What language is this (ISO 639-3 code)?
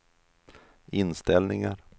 swe